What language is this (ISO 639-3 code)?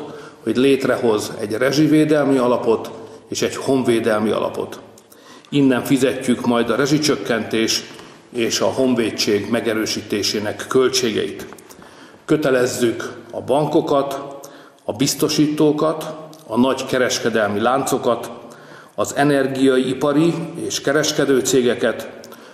hun